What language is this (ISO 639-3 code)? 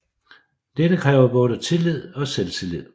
dan